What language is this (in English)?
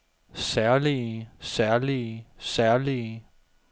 Danish